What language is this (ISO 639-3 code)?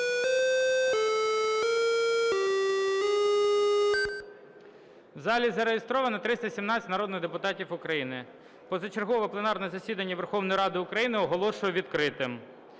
ukr